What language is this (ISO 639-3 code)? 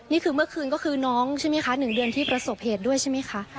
tha